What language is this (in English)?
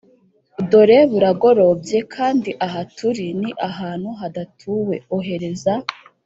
Kinyarwanda